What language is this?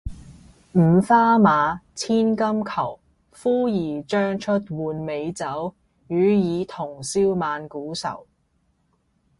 Cantonese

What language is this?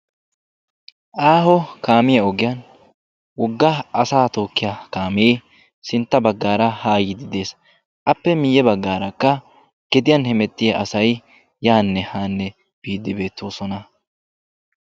Wolaytta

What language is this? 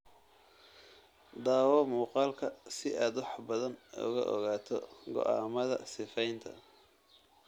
Somali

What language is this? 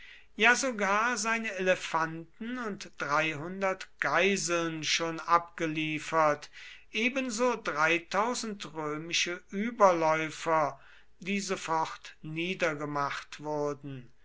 German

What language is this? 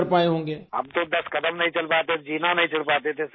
Urdu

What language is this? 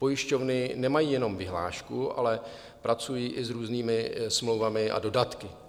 Czech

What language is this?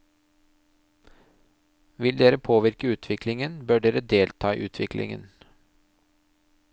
Norwegian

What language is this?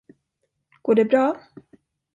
Swedish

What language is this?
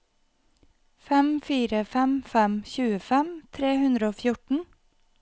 Norwegian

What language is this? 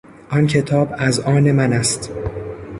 Persian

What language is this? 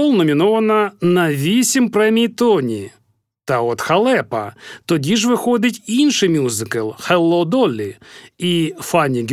Ukrainian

